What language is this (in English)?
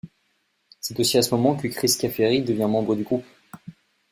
French